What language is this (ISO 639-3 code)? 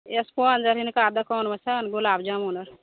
mai